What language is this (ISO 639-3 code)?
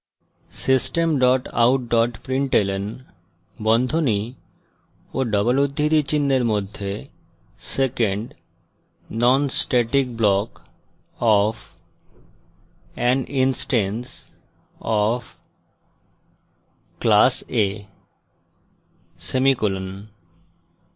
ben